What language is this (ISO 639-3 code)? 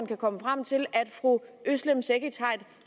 dan